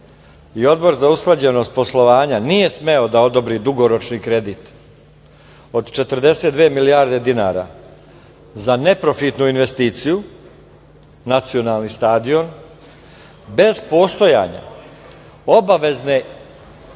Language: Serbian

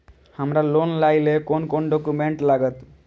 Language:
Maithili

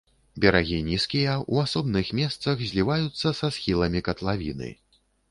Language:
Belarusian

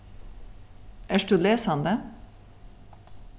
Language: Faroese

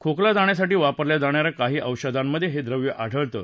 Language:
Marathi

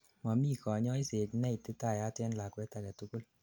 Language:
Kalenjin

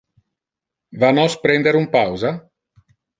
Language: Interlingua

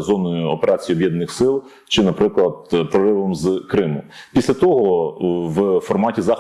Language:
Ukrainian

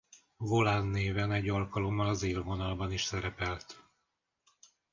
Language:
Hungarian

